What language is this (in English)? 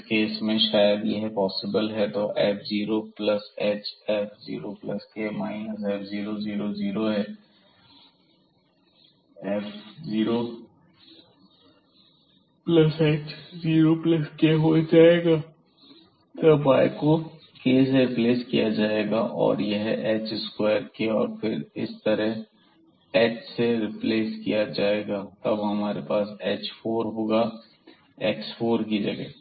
Hindi